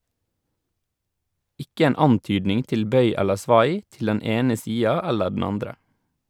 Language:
Norwegian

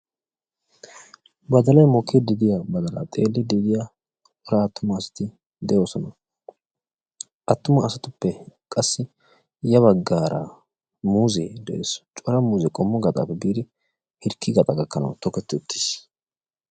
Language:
Wolaytta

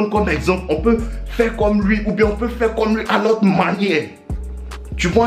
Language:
French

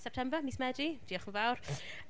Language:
Welsh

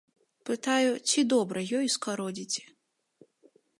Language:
Belarusian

